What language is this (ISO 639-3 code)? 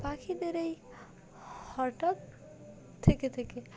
ben